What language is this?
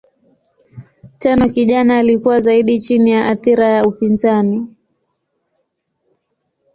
Swahili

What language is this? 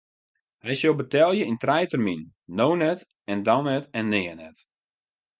Western Frisian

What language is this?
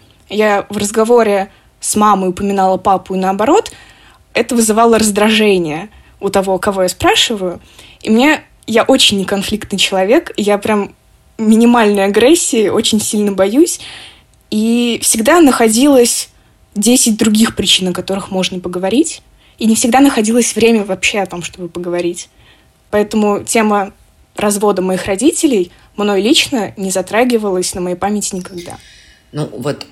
Russian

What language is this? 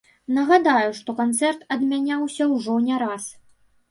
Belarusian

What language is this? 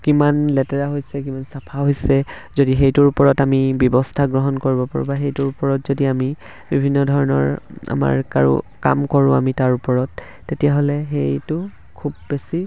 Assamese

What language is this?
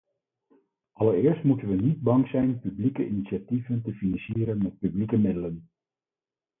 Dutch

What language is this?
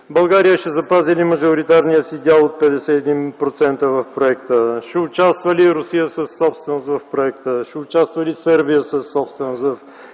Bulgarian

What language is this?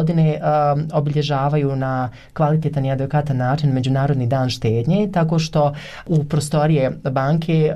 Croatian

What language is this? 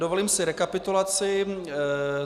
Czech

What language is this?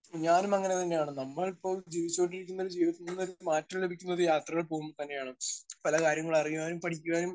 Malayalam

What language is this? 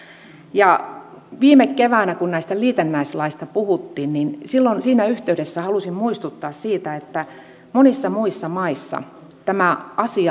Finnish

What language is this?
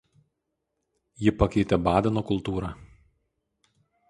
Lithuanian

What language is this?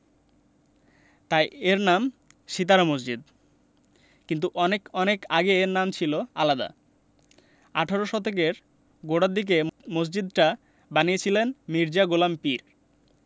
Bangla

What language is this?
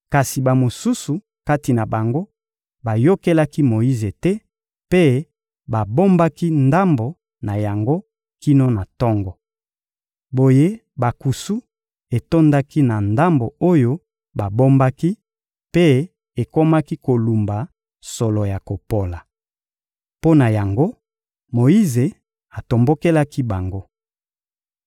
Lingala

